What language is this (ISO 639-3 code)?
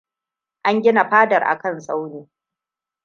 hau